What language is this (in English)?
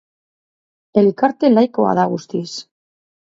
Basque